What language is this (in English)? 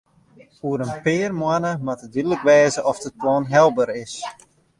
Western Frisian